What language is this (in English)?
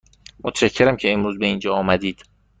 Persian